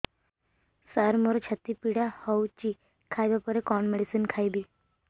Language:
Odia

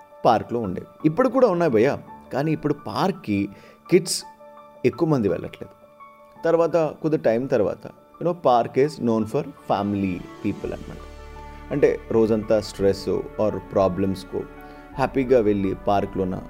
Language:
Telugu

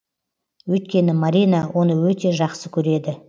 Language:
Kazakh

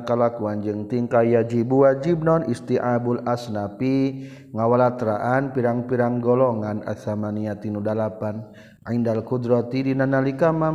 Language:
Malay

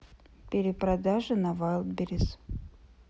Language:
Russian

